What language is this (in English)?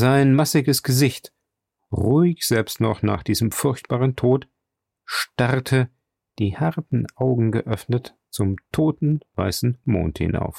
German